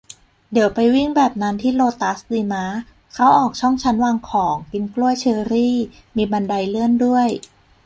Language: Thai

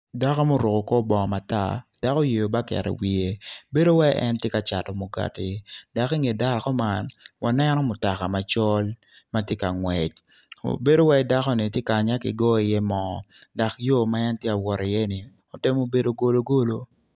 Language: Acoli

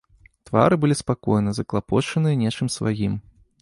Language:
Belarusian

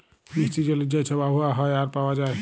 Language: Bangla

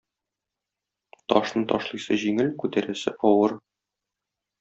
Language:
Tatar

